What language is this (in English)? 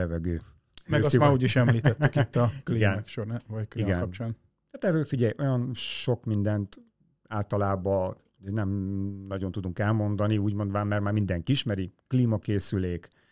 Hungarian